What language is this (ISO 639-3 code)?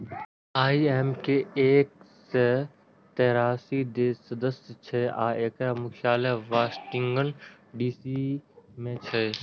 mai